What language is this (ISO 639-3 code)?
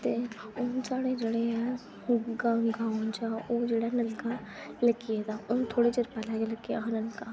doi